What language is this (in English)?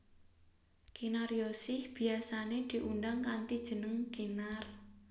Javanese